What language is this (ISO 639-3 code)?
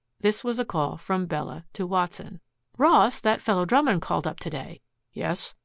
eng